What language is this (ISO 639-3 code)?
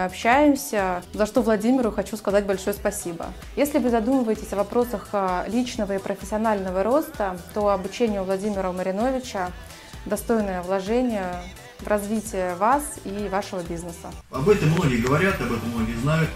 rus